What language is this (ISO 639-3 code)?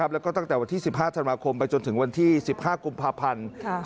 tha